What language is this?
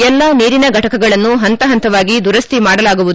Kannada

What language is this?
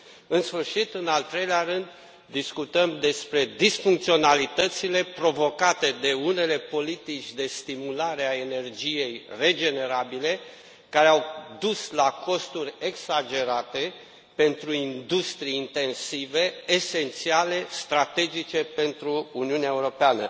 Romanian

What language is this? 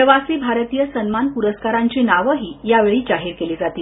Marathi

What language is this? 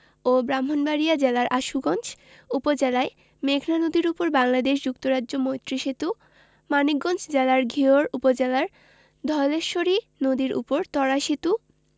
Bangla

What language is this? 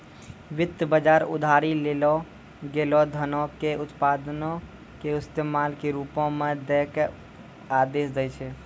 Maithili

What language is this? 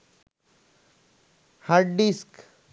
Bangla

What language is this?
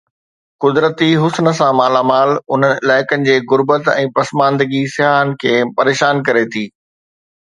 Sindhi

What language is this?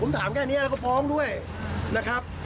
Thai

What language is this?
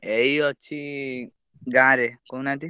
Odia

